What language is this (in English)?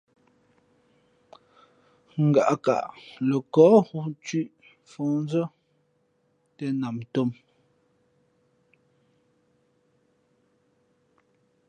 Fe'fe'